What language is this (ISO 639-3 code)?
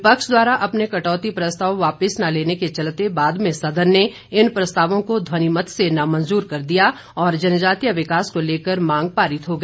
hin